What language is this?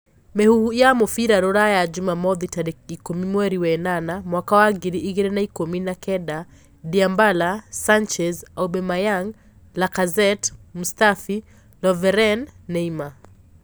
Kikuyu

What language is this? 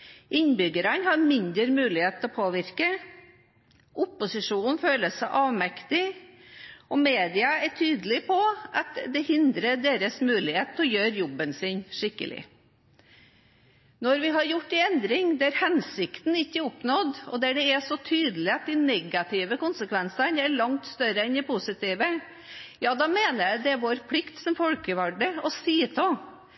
Norwegian Bokmål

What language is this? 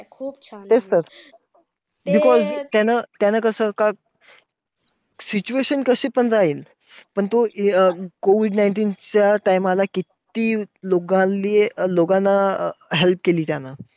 Marathi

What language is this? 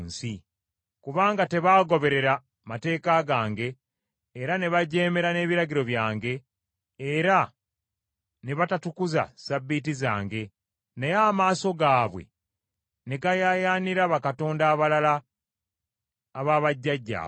Ganda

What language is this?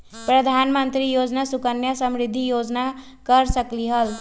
Magahi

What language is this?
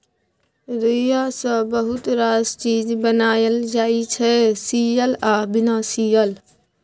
Maithili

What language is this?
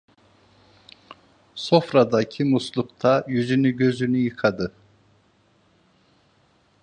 Turkish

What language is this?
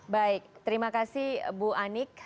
Indonesian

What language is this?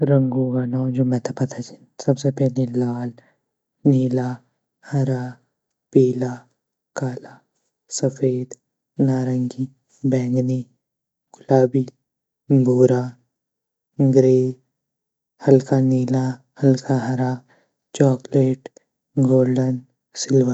Garhwali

